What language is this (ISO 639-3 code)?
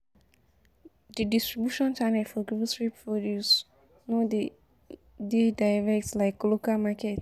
pcm